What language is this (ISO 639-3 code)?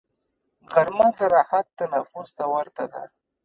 pus